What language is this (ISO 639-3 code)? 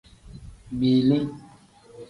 kdh